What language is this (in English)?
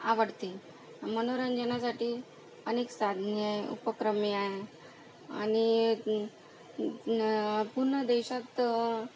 Marathi